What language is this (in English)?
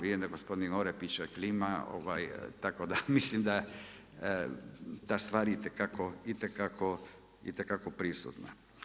Croatian